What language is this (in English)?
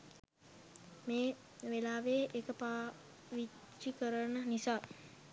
Sinhala